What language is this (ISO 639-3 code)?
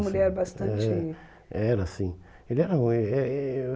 por